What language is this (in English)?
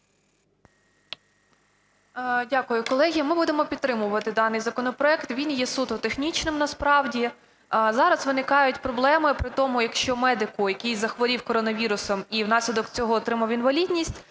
Ukrainian